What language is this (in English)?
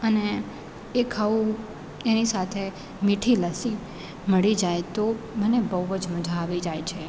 Gujarati